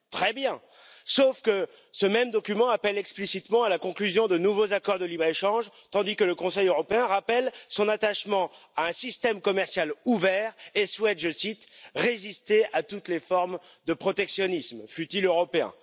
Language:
French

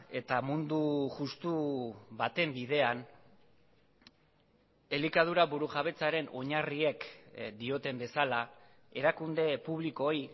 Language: Basque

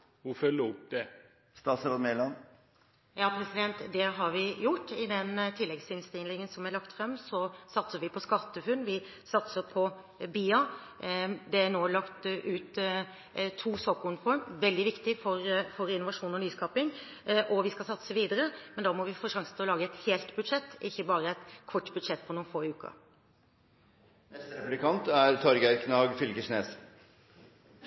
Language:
Norwegian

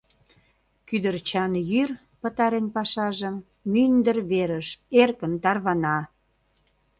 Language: Mari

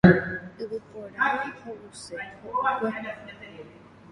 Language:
Guarani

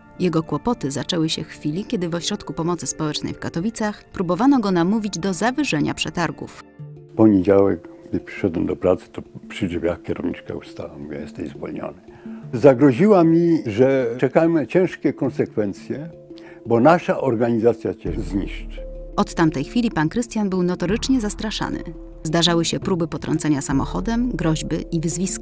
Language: Polish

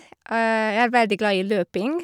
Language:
Norwegian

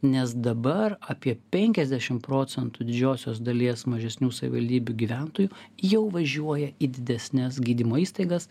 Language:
Lithuanian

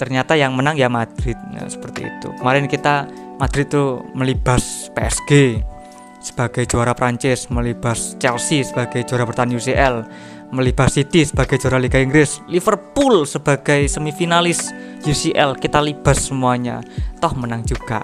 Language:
Indonesian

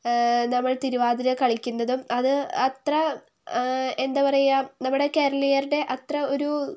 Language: Malayalam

